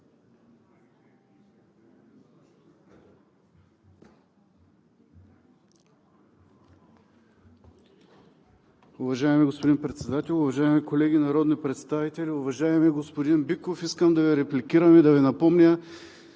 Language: Bulgarian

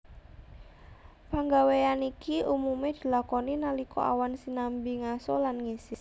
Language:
Javanese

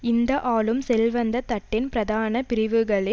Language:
Tamil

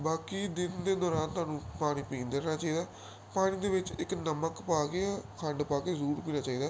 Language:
Punjabi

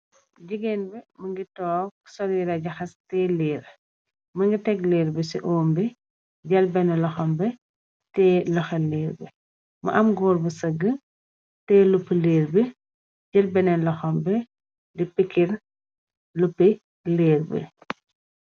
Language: Wolof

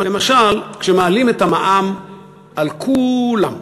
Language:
Hebrew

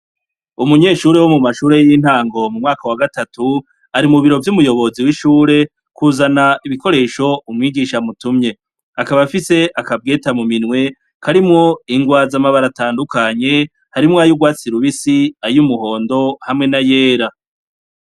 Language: Rundi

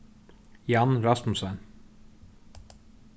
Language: Faroese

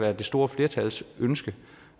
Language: Danish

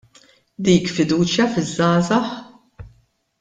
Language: Maltese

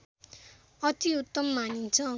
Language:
Nepali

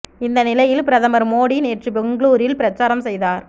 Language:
Tamil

